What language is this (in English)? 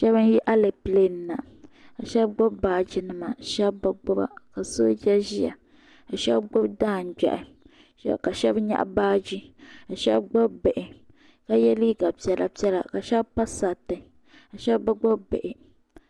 Dagbani